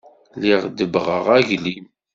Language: Kabyle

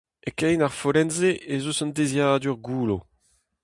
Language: Breton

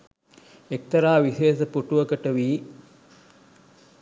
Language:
Sinhala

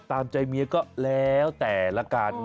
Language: Thai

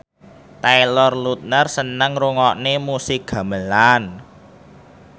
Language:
Javanese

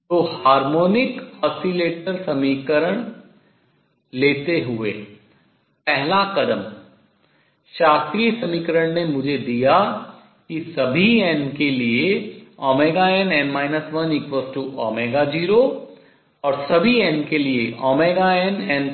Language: Hindi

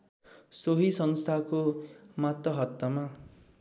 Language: Nepali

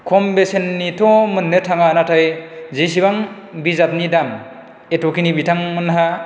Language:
Bodo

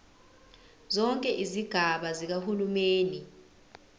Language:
Zulu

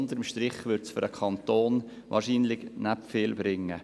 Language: Swiss German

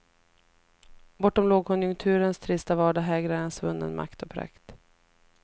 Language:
Swedish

